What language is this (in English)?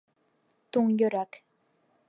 Bashkir